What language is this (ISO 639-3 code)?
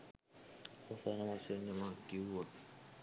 sin